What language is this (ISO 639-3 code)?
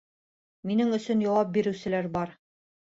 bak